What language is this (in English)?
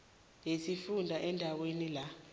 South Ndebele